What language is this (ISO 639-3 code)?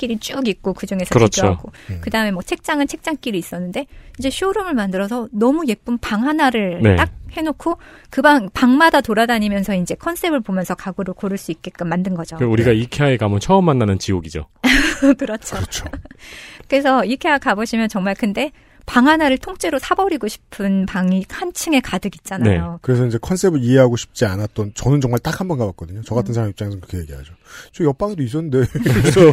kor